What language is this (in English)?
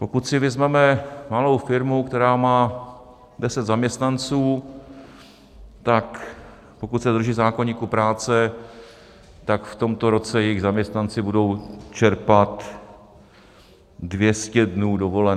Czech